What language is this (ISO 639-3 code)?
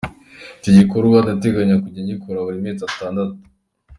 kin